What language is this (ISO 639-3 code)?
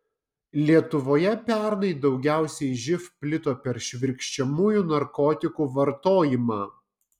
lit